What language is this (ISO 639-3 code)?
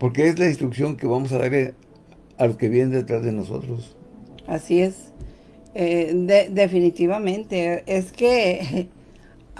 spa